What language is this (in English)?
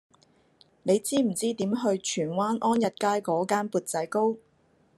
Cantonese